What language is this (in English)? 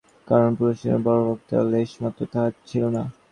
Bangla